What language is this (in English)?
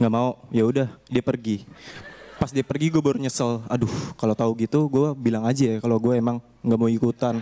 Indonesian